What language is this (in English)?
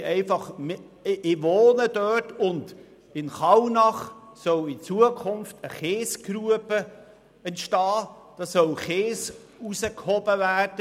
Swiss German